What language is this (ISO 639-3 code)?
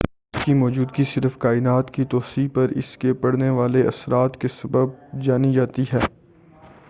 urd